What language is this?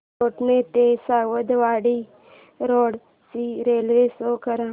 Marathi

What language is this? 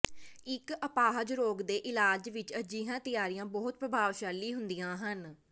Punjabi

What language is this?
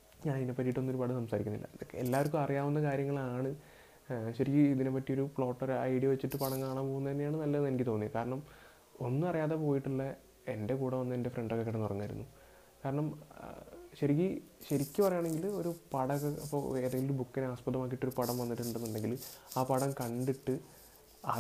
Malayalam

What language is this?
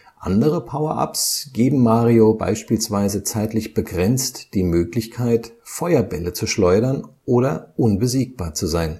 German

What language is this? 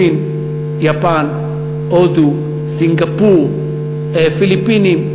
Hebrew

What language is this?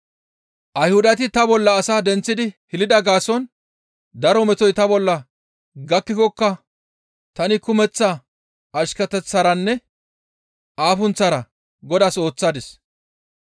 Gamo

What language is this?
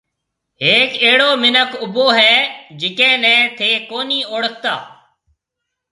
Marwari (Pakistan)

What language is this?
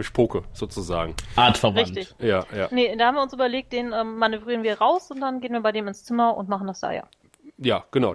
German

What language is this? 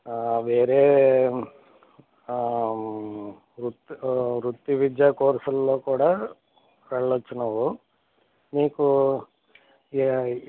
Telugu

